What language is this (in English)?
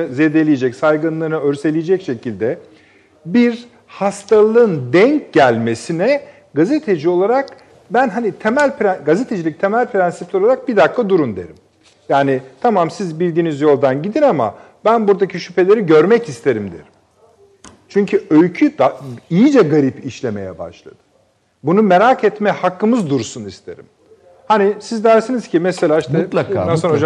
Turkish